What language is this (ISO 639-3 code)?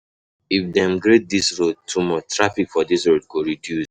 pcm